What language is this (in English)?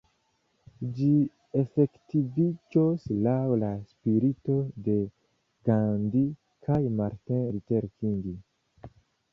Esperanto